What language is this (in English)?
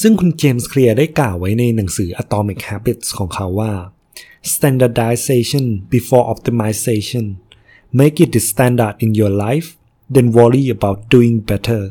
Thai